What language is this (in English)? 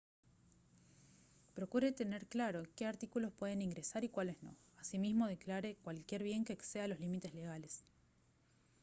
Spanish